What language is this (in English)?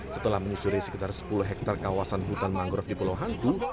Indonesian